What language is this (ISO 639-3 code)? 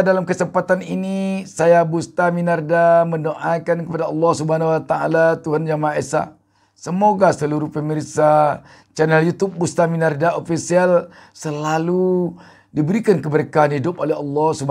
ind